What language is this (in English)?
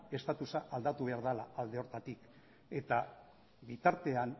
Basque